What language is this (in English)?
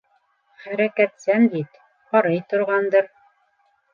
Bashkir